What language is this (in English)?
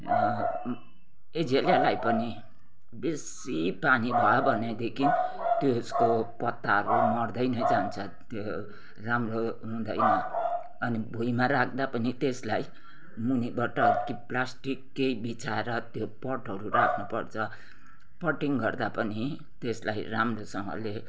Nepali